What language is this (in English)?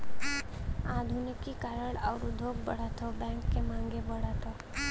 Bhojpuri